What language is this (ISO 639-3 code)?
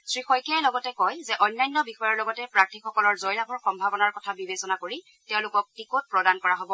asm